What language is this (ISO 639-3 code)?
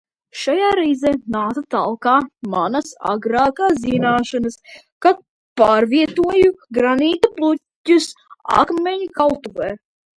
lav